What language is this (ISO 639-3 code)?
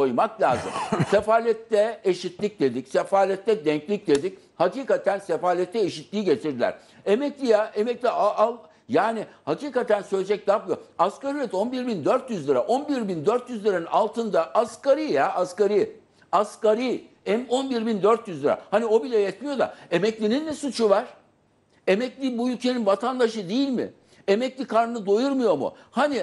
tur